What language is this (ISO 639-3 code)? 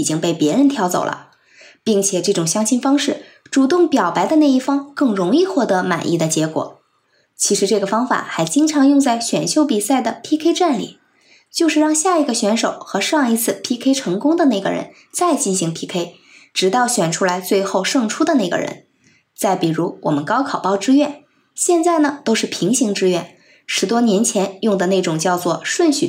zho